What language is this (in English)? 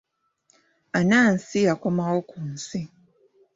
Ganda